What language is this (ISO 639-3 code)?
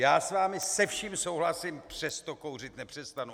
ces